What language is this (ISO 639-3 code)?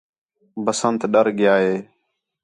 xhe